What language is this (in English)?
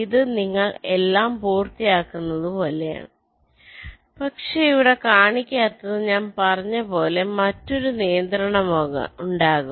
Malayalam